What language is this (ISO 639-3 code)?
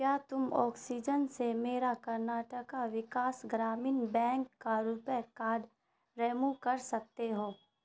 urd